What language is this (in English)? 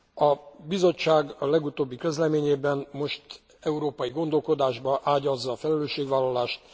Hungarian